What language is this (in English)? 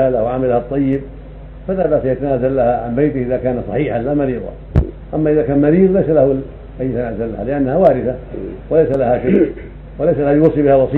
Arabic